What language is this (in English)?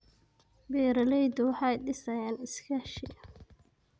Somali